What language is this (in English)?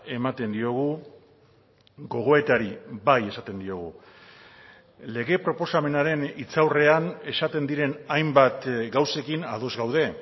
Basque